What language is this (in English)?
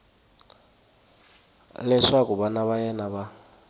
Tsonga